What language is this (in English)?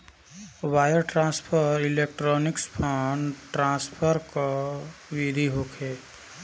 Bhojpuri